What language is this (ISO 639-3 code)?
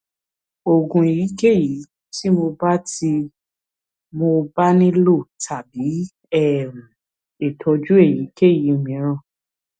yor